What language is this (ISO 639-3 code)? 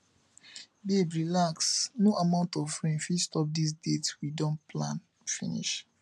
pcm